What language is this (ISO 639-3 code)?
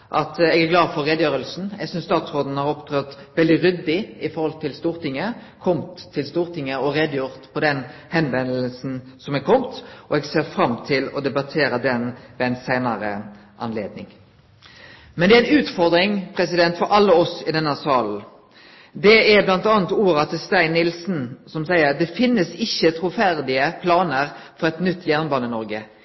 nno